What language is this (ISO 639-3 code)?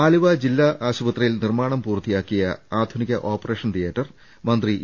mal